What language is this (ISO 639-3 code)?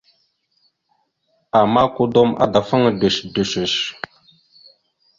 mxu